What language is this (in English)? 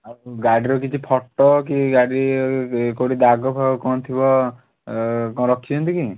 Odia